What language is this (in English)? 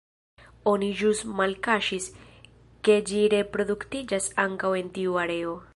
Esperanto